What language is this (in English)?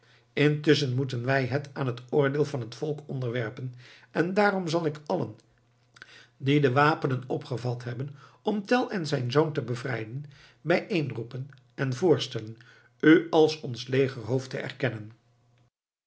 Dutch